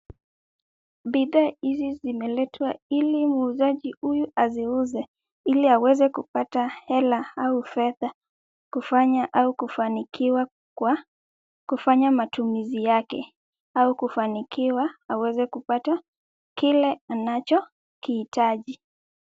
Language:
Swahili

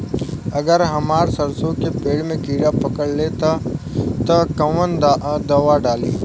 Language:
Bhojpuri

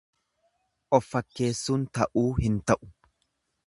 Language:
Oromo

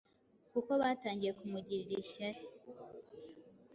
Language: Kinyarwanda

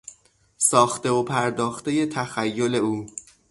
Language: Persian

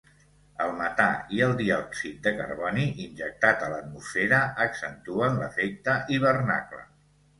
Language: Catalan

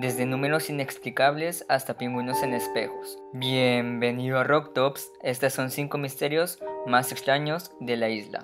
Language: Spanish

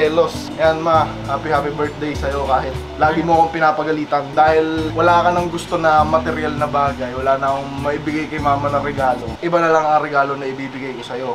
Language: Filipino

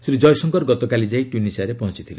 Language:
Odia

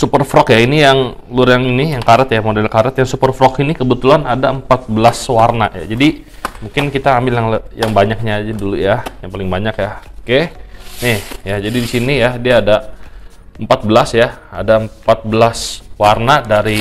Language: Indonesian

